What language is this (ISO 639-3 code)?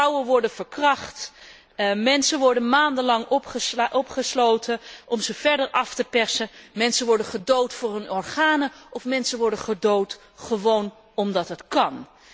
nld